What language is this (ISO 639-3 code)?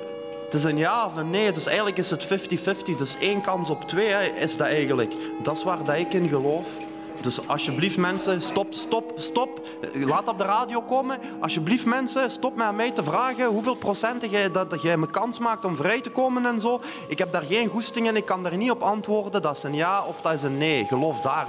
nld